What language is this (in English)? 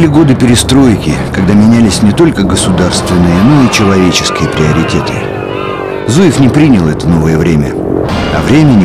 Russian